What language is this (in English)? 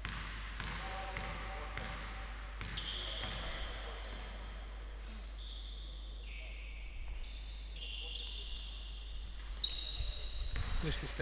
Greek